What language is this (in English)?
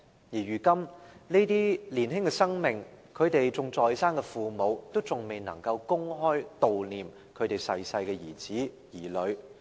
Cantonese